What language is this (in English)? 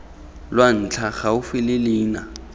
Tswana